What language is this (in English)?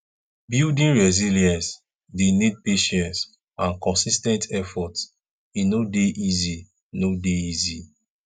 Nigerian Pidgin